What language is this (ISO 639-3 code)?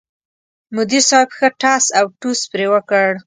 pus